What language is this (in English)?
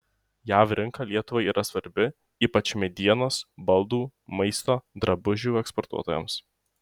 Lithuanian